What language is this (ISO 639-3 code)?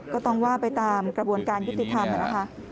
tha